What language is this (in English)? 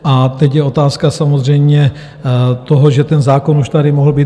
Czech